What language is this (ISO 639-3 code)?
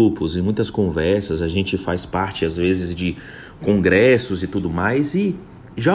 por